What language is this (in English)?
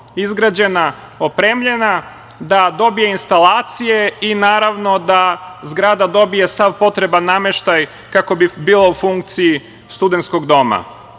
Serbian